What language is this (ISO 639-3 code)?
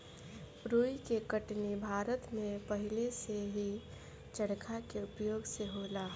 bho